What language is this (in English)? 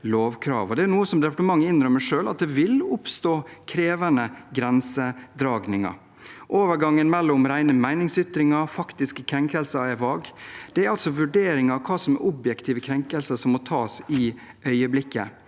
Norwegian